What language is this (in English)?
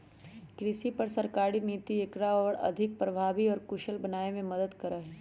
Magahi